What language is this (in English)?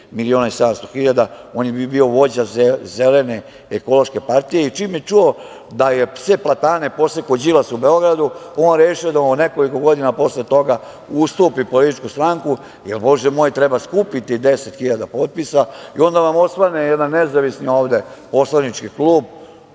Serbian